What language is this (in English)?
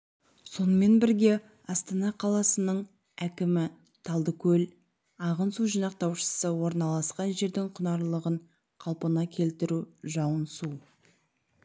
Kazakh